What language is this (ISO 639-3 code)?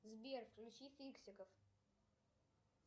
rus